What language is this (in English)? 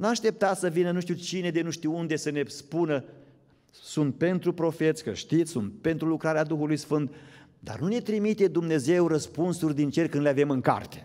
Romanian